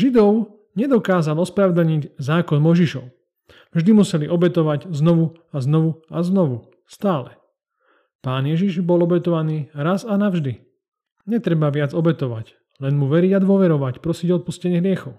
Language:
Slovak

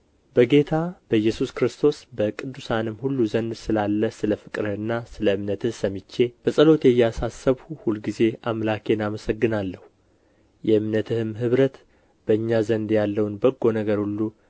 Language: Amharic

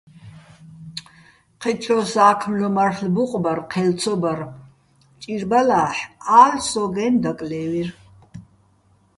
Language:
Bats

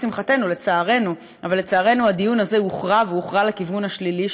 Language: Hebrew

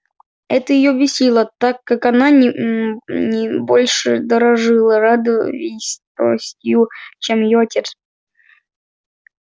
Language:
Russian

